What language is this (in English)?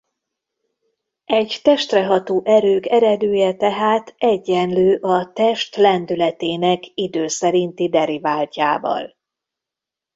Hungarian